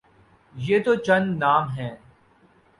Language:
Urdu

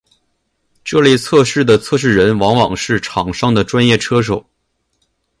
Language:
Chinese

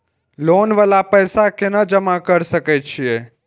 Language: Maithili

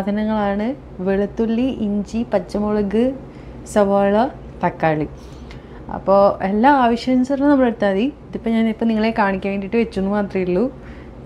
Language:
Hindi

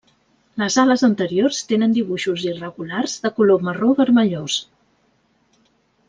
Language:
Catalan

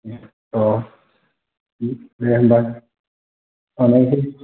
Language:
Bodo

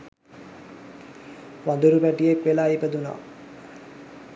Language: Sinhala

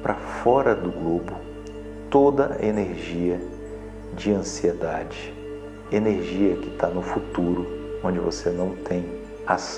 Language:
Portuguese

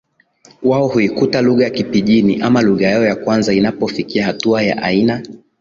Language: Swahili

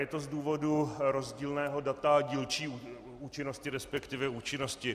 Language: Czech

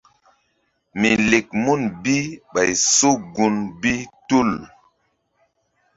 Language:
Mbum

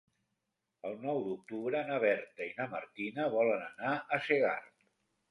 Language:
Catalan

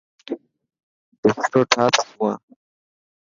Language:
Dhatki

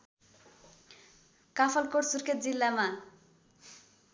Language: Nepali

